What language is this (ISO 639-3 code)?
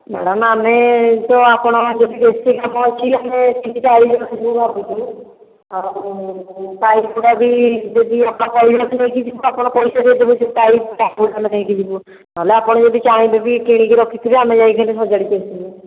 ori